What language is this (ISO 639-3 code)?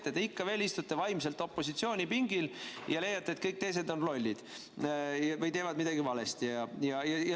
est